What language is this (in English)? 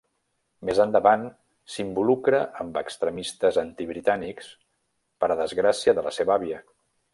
Catalan